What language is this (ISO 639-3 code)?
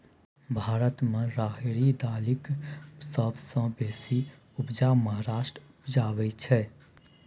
mai